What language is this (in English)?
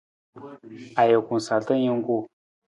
Nawdm